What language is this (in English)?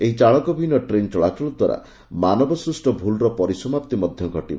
Odia